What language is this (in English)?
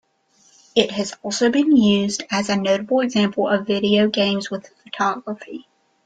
English